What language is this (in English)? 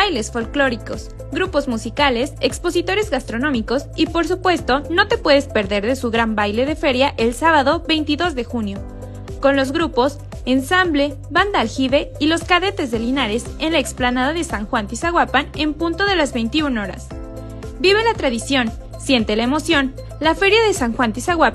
Spanish